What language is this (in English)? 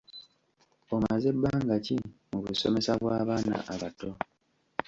Ganda